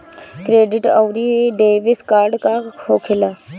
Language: Bhojpuri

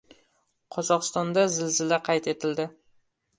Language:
Uzbek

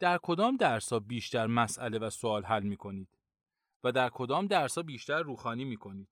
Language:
Persian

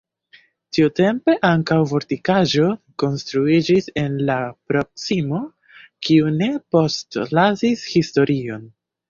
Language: Esperanto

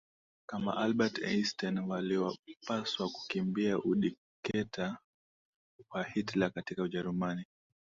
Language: Swahili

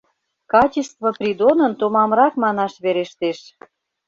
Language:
Mari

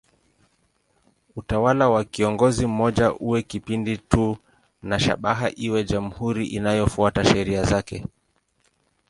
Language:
Swahili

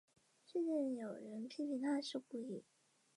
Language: Chinese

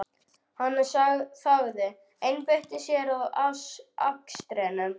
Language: Icelandic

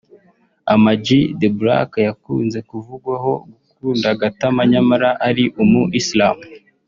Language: Kinyarwanda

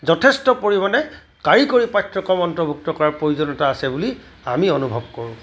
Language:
Assamese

